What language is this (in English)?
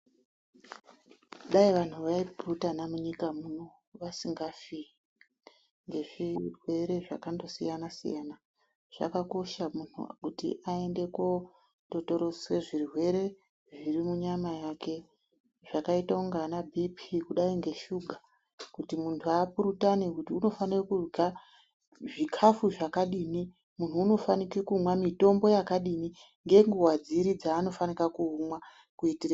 Ndau